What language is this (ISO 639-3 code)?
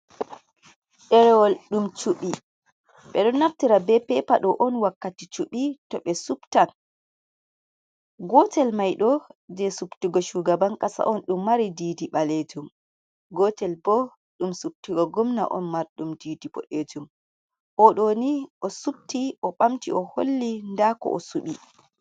ful